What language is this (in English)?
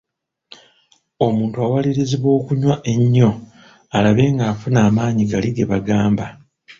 Ganda